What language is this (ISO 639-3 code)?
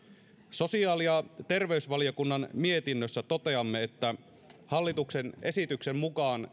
fin